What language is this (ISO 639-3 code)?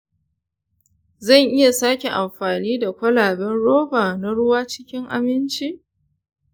hau